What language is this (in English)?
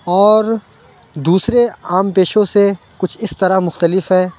Urdu